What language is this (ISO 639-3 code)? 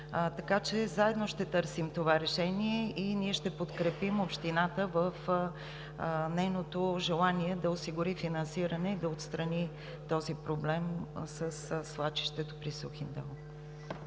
bul